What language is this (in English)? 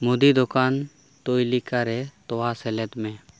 Santali